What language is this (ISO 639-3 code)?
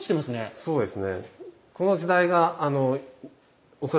jpn